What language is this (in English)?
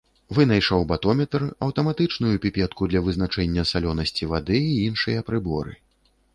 Belarusian